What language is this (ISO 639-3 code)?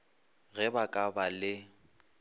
nso